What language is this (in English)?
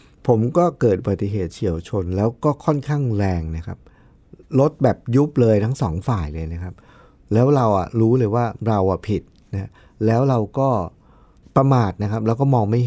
Thai